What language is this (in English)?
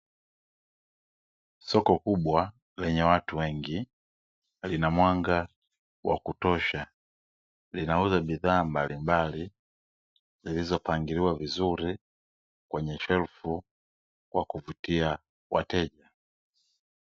Swahili